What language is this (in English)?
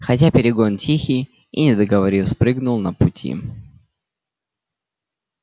Russian